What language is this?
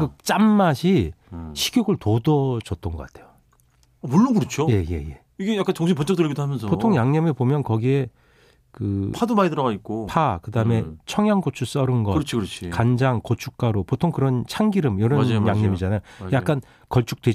Korean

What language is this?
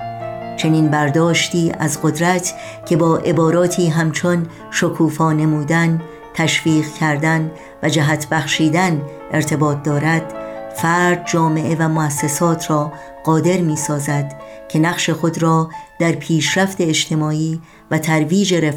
Persian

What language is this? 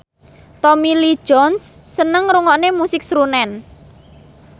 Javanese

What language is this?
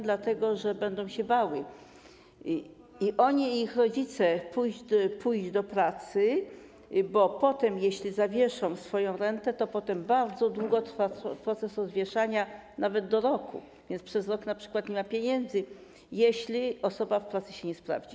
Polish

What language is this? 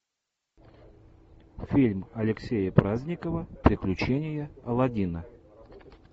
Russian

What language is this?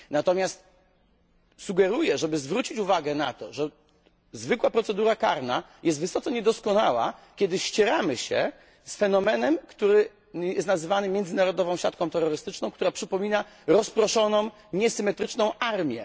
Polish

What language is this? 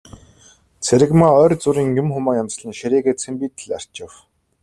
Mongolian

